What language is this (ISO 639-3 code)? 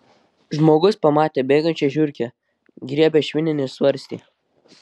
lit